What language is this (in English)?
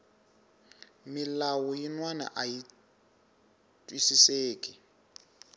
Tsonga